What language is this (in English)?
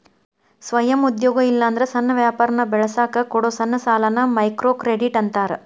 Kannada